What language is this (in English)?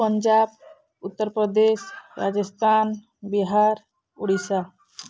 Odia